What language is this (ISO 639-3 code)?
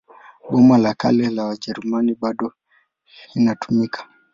swa